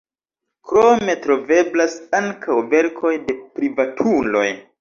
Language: Esperanto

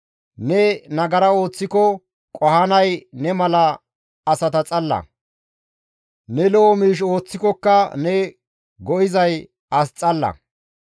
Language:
Gamo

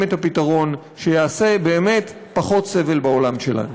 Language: Hebrew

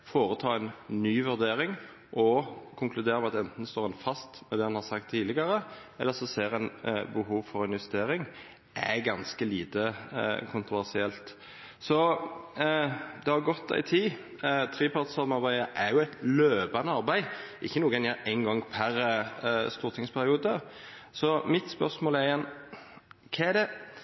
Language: Norwegian Nynorsk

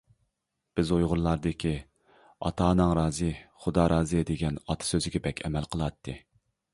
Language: Uyghur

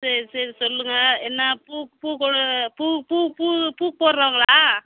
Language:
Tamil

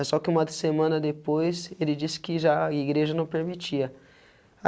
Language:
Portuguese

